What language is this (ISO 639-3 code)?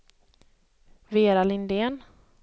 swe